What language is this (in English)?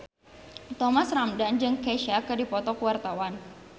Sundanese